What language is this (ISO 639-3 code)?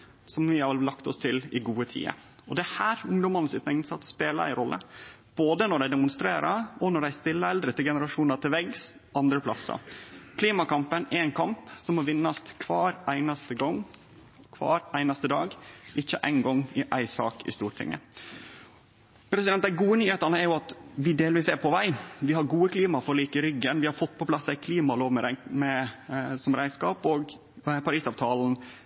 nno